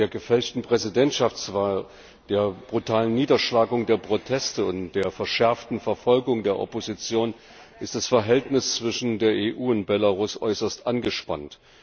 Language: German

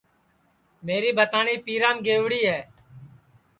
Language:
Sansi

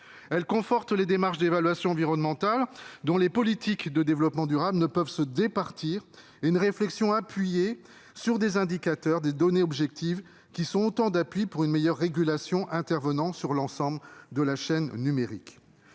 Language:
French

